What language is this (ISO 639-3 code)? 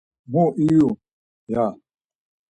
lzz